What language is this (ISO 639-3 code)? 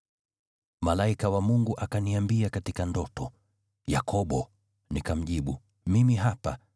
swa